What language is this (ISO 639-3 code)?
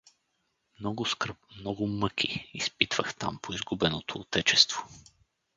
bul